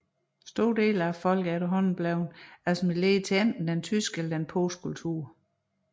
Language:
Danish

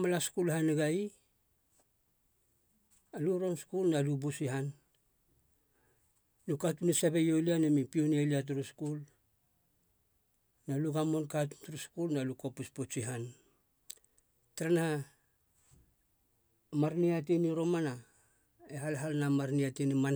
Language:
Halia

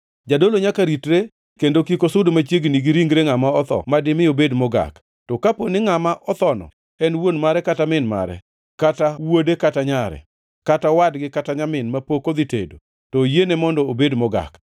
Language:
Luo (Kenya and Tanzania)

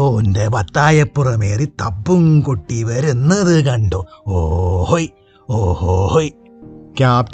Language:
Malayalam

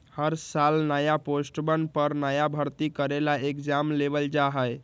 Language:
Magahi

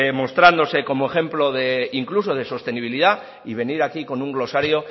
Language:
Spanish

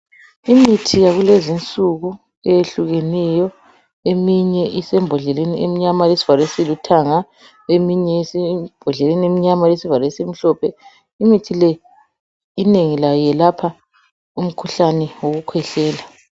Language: North Ndebele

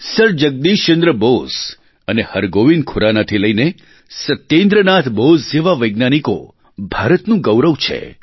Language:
Gujarati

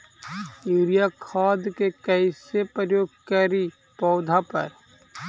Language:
Magahi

